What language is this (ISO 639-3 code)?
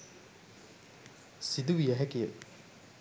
sin